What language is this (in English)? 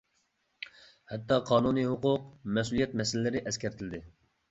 Uyghur